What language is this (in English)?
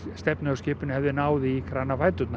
Icelandic